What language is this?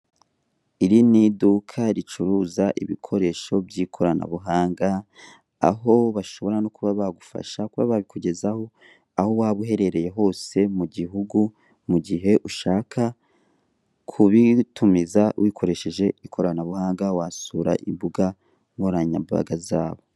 Kinyarwanda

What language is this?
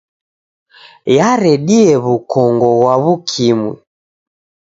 Taita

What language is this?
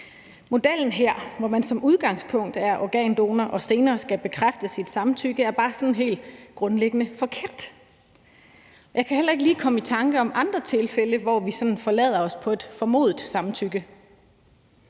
Danish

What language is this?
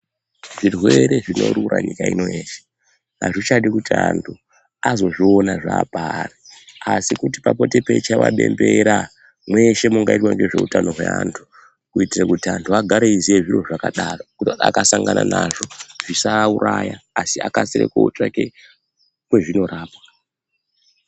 Ndau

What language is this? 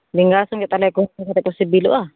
Santali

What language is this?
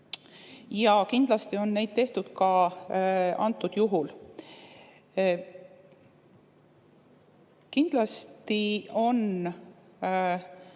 Estonian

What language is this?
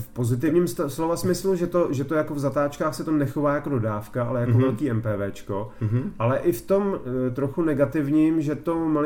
Czech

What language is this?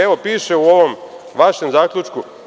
Serbian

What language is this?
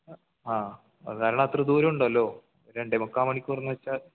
Malayalam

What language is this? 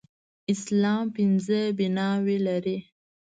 Pashto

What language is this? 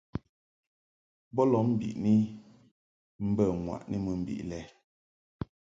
Mungaka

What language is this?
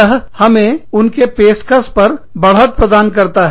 Hindi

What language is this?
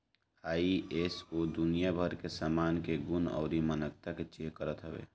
Bhojpuri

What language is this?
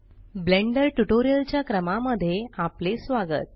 Marathi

